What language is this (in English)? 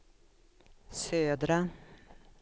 Swedish